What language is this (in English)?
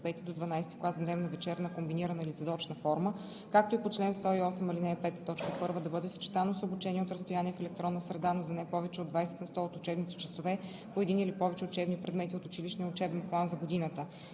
Bulgarian